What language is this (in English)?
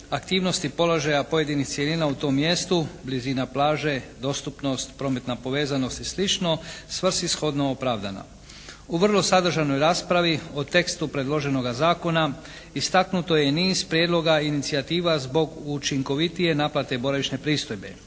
Croatian